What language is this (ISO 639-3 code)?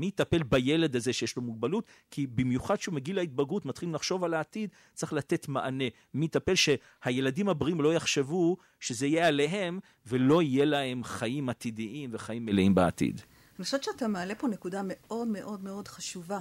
heb